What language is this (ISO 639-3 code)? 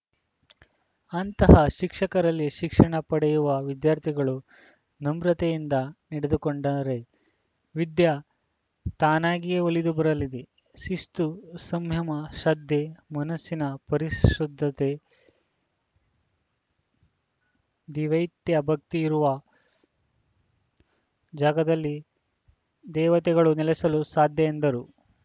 kan